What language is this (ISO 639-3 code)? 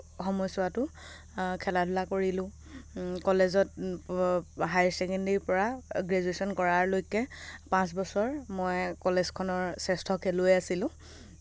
asm